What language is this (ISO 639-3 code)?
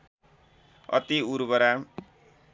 nep